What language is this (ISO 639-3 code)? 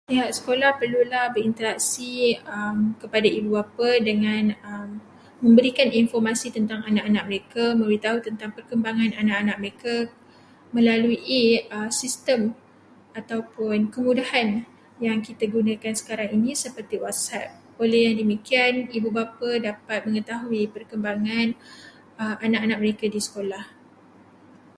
msa